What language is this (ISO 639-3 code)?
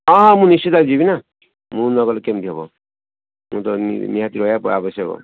ori